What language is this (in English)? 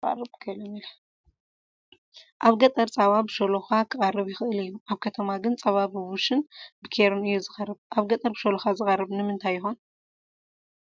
Tigrinya